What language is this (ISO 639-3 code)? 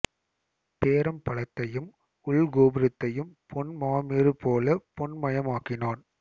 tam